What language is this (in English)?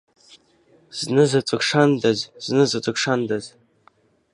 Abkhazian